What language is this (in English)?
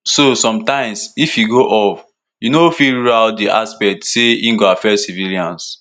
Nigerian Pidgin